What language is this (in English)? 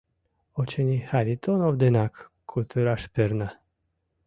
Mari